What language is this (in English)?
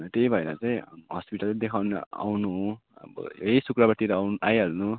Nepali